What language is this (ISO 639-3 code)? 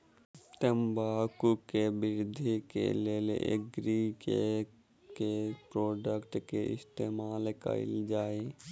mai